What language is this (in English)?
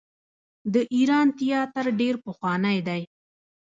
Pashto